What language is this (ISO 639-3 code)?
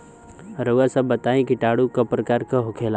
bho